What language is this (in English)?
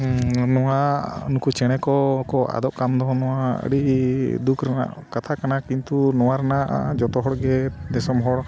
Santali